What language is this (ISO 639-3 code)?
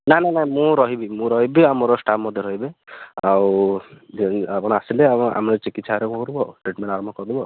ori